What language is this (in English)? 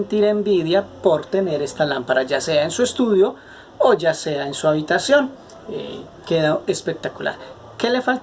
Spanish